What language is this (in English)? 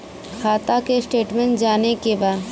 Bhojpuri